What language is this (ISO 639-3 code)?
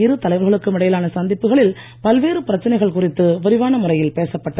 tam